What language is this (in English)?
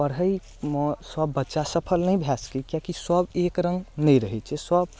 Maithili